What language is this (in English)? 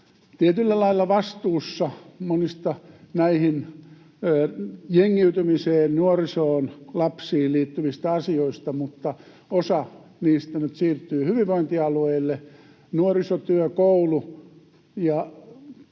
Finnish